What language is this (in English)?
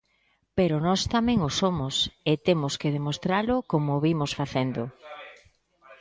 Galician